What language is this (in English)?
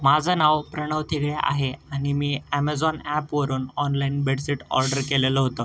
Marathi